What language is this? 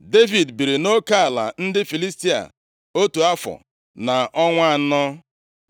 Igbo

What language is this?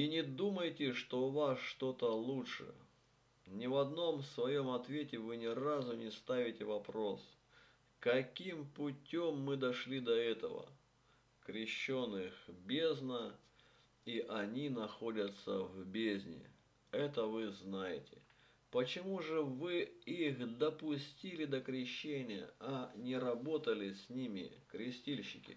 Russian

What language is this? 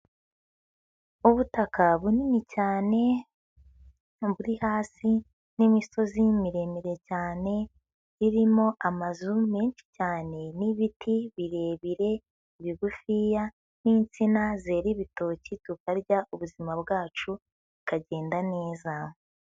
Kinyarwanda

